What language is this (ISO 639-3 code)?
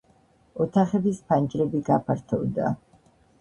kat